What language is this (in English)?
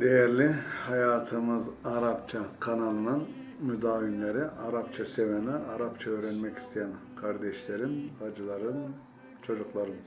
Turkish